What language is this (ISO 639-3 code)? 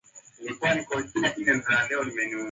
swa